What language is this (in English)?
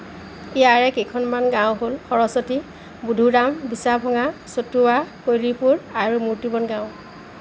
Assamese